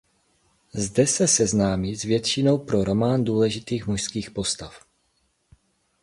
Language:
Czech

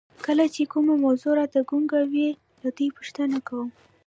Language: Pashto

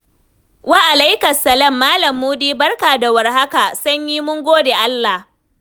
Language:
Hausa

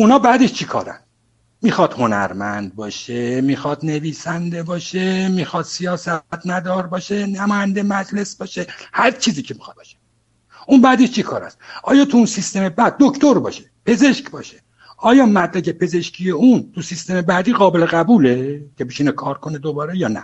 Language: Persian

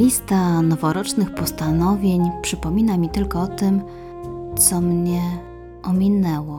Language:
Polish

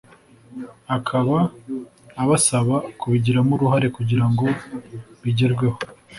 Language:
Kinyarwanda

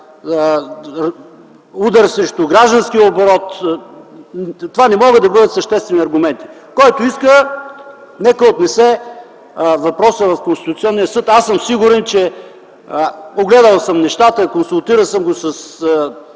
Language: Bulgarian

